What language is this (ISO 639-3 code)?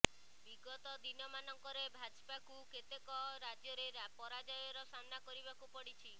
ori